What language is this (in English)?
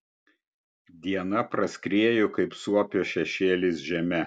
Lithuanian